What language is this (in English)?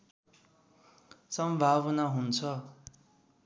Nepali